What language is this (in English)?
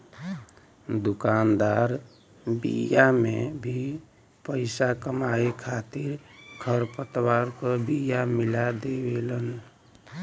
Bhojpuri